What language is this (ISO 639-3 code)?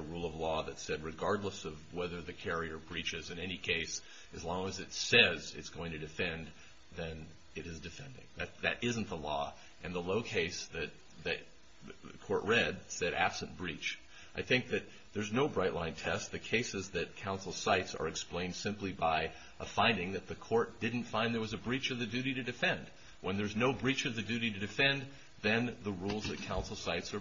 eng